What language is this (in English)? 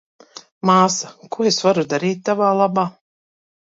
Latvian